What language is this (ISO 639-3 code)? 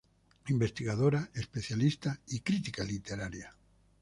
spa